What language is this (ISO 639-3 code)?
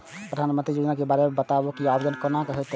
mai